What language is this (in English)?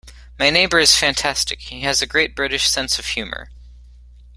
English